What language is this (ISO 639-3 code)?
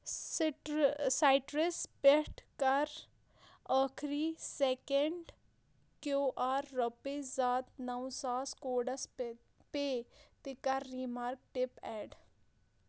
kas